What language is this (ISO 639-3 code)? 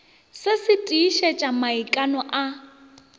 nso